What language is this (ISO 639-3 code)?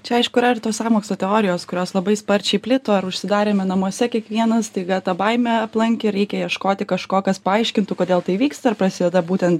lit